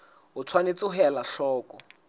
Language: Southern Sotho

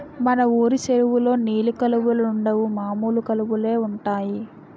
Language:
Telugu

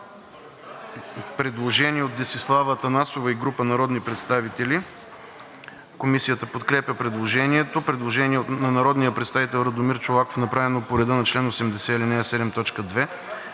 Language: Bulgarian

